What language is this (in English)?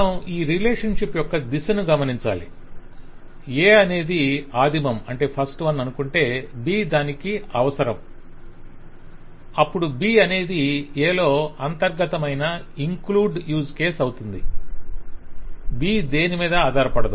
Telugu